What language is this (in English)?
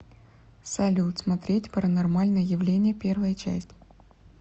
Russian